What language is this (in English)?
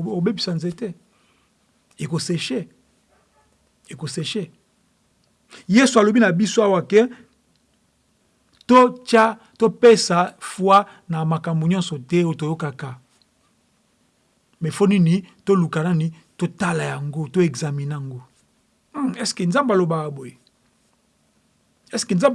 French